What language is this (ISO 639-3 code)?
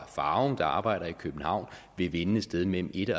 dan